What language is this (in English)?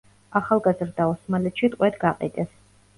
Georgian